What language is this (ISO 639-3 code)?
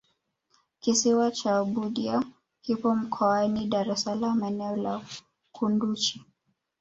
swa